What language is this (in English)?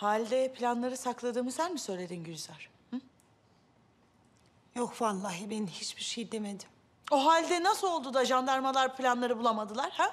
Turkish